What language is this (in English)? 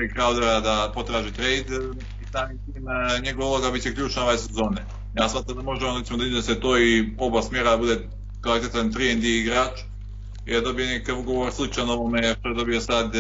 Croatian